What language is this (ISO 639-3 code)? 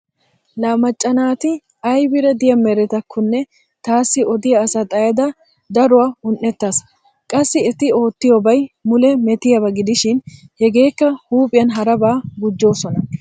wal